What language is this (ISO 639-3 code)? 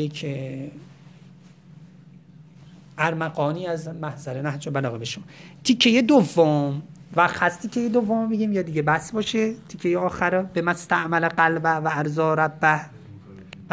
fas